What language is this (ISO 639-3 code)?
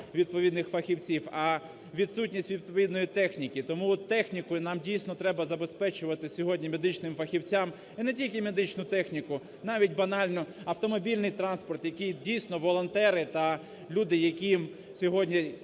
ukr